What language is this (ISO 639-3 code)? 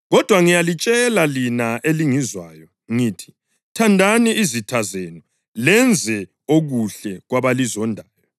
nde